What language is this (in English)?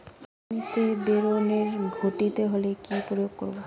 Bangla